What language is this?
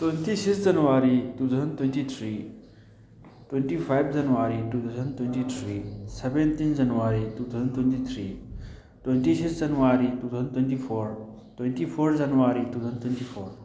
Manipuri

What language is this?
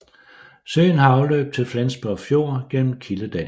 Danish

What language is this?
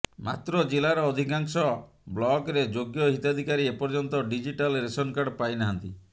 Odia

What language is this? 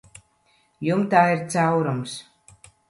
Latvian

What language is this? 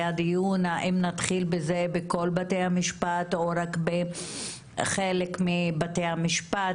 Hebrew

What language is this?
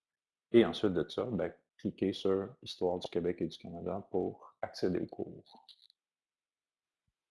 French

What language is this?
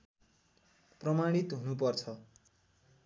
Nepali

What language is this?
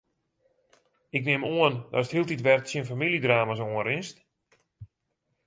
Western Frisian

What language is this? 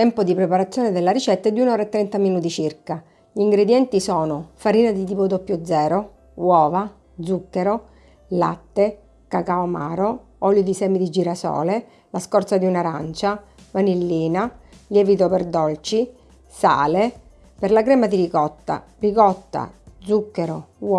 Italian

